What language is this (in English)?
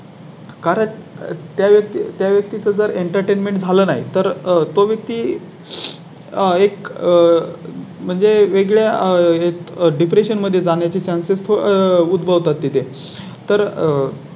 Marathi